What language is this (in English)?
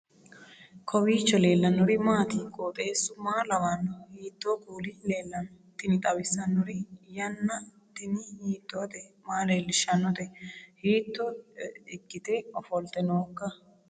Sidamo